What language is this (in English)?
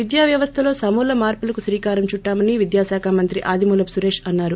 Telugu